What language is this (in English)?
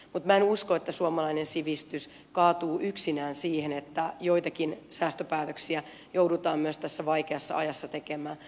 Finnish